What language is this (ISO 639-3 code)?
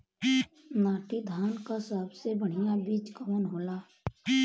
bho